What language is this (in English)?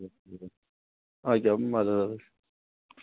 Kashmiri